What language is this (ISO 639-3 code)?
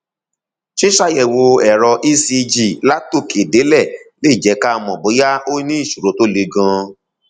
yor